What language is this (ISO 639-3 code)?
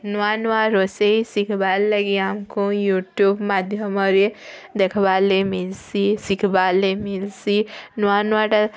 ori